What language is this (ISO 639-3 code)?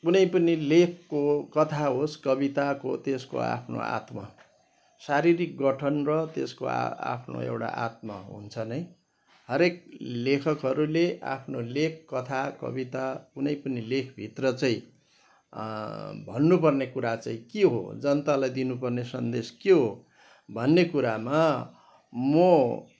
nep